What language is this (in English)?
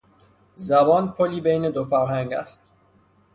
Persian